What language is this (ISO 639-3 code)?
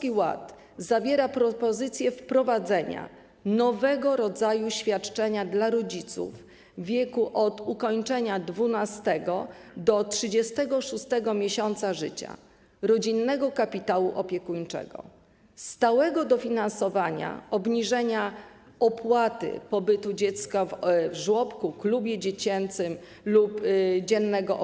pol